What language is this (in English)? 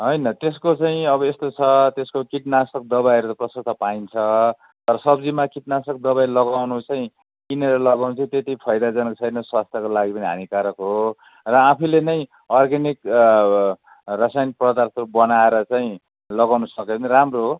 Nepali